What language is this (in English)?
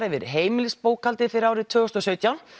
Icelandic